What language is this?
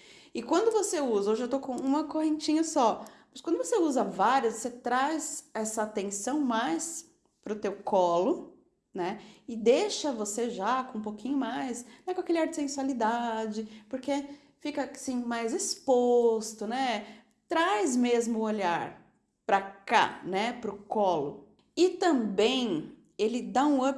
Portuguese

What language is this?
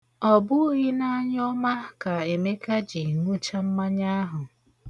Igbo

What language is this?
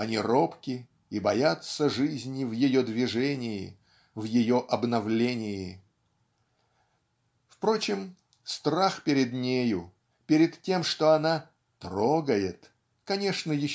Russian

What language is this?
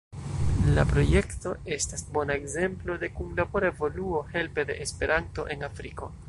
Esperanto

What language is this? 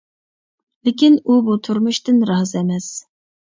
Uyghur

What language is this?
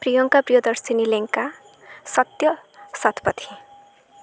Odia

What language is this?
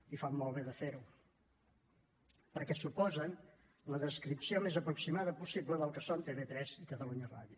Catalan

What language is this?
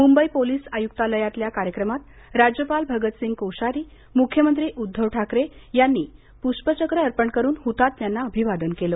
Marathi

